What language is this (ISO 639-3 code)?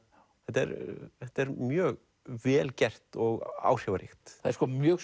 isl